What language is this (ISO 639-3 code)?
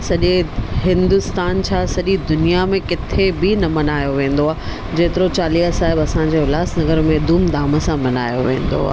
snd